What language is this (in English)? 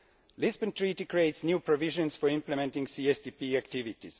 English